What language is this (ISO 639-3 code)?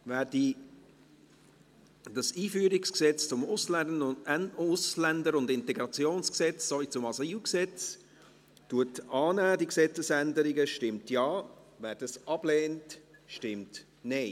gsw